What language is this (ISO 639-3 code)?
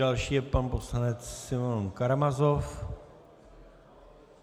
ces